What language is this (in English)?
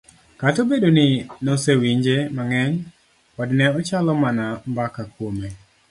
Luo (Kenya and Tanzania)